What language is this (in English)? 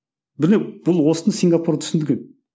Kazakh